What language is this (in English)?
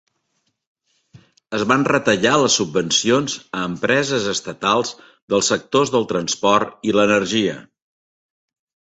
Catalan